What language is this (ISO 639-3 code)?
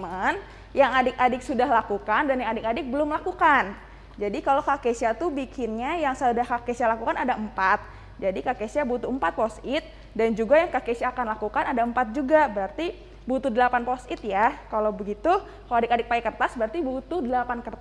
ind